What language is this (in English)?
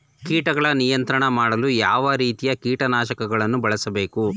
Kannada